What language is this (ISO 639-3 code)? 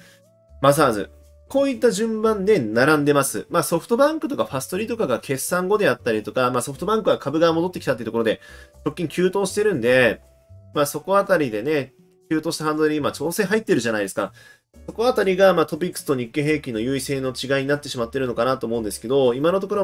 jpn